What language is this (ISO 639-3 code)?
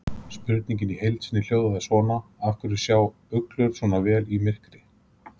isl